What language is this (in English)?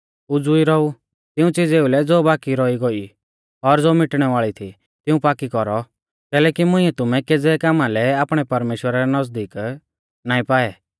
Mahasu Pahari